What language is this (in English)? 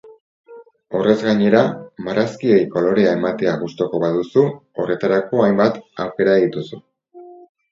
Basque